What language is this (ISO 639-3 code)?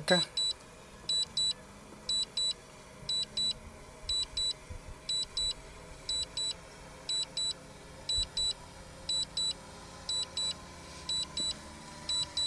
nld